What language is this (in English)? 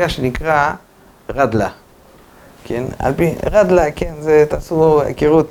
Hebrew